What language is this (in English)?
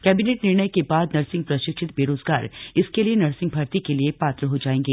Hindi